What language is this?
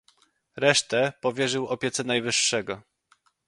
Polish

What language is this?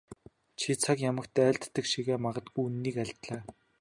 Mongolian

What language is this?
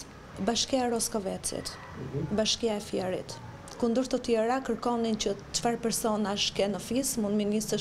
Romanian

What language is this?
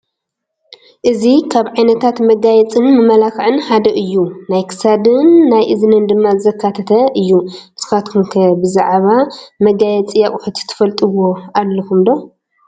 Tigrinya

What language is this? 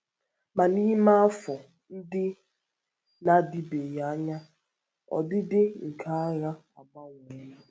Igbo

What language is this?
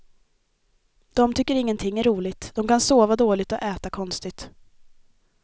Swedish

